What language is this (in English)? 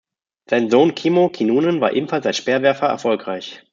German